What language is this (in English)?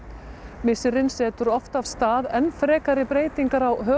Icelandic